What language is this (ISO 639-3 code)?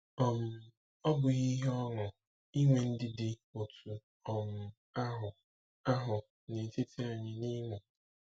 ibo